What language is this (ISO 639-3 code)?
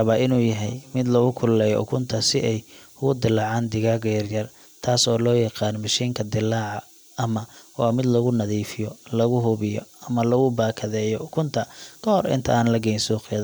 som